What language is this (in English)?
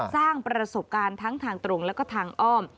Thai